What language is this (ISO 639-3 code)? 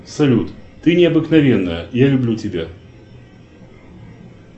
rus